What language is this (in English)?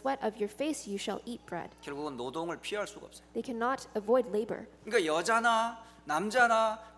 Korean